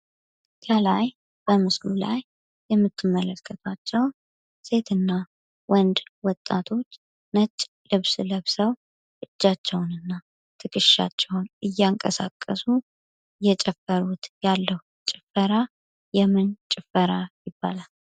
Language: Amharic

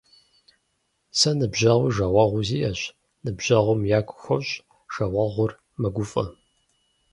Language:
Kabardian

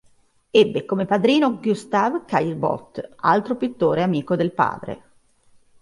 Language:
Italian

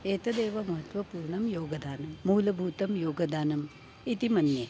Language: Sanskrit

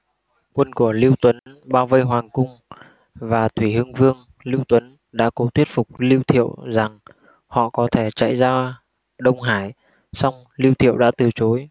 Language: Vietnamese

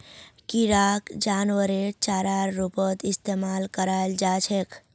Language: Magahi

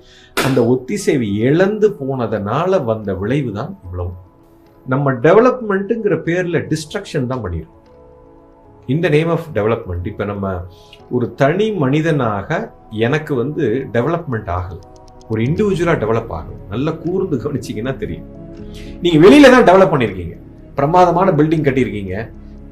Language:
Tamil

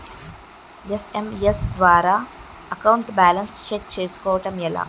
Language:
Telugu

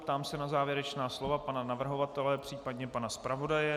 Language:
Czech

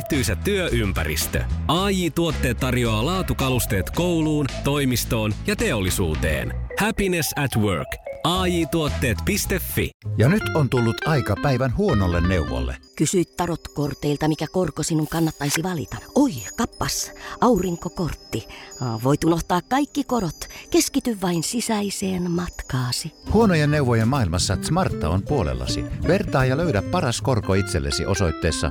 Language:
Finnish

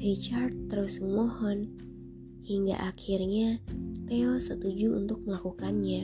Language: Indonesian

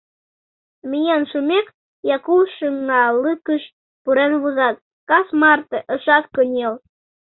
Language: Mari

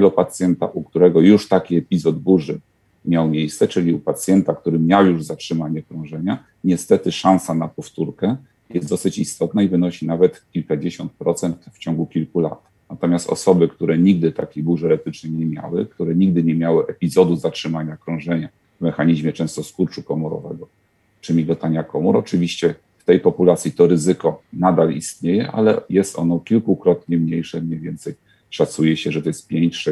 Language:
Polish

